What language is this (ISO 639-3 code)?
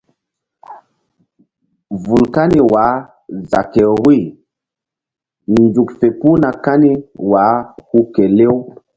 mdd